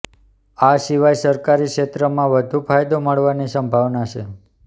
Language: Gujarati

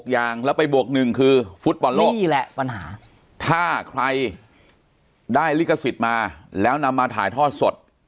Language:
Thai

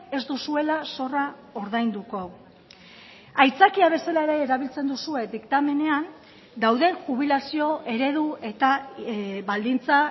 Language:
Basque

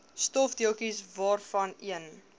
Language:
Afrikaans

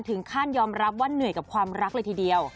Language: Thai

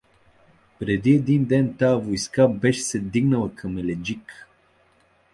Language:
Bulgarian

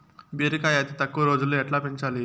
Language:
Telugu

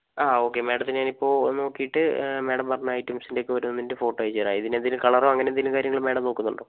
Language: Malayalam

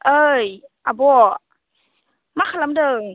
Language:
Bodo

